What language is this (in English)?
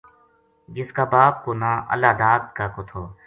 Gujari